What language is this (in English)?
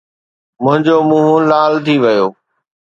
Sindhi